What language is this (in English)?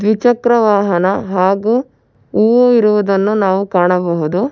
Kannada